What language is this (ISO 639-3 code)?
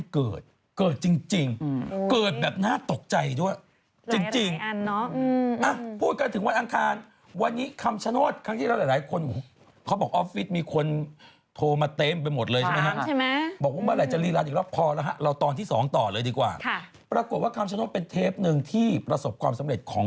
tha